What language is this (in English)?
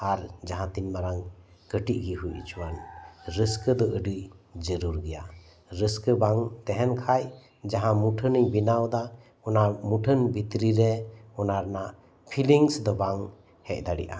Santali